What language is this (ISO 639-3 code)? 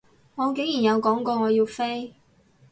yue